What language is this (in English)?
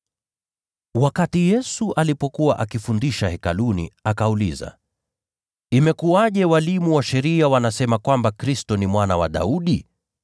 Swahili